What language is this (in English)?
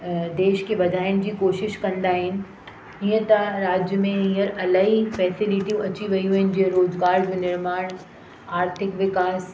Sindhi